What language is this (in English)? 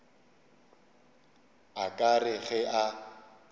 Northern Sotho